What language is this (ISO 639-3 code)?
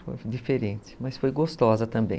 por